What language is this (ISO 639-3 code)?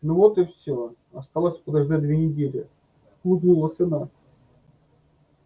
rus